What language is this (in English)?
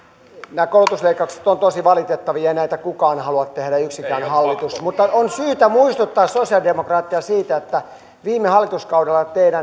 Finnish